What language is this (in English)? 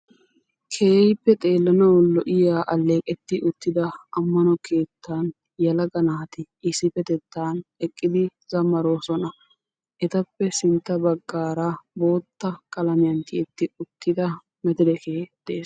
Wolaytta